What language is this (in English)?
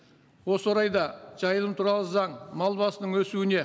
Kazakh